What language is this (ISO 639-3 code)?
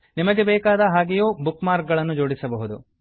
kan